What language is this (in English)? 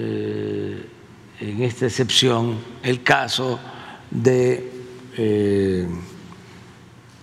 Spanish